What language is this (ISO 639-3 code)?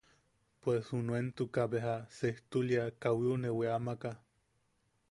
yaq